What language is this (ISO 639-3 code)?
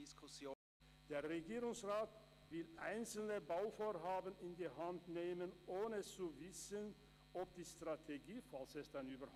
gsw